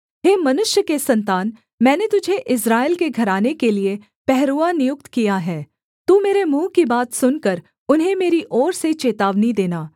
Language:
Hindi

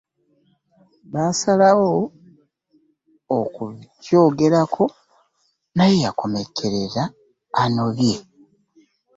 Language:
Ganda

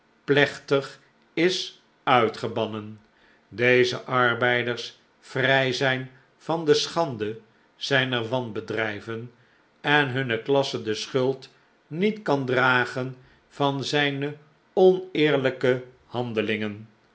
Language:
Dutch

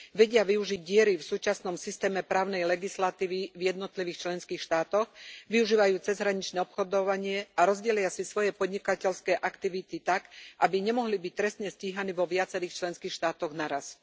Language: Slovak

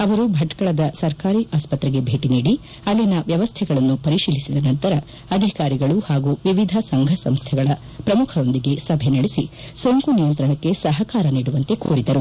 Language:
Kannada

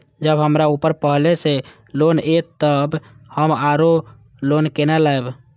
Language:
Maithili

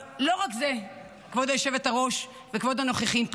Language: Hebrew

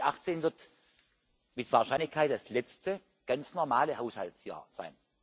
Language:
German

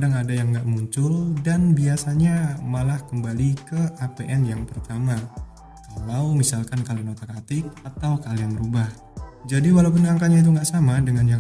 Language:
Indonesian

